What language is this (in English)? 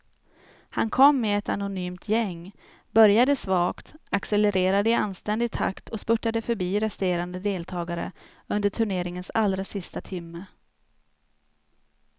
Swedish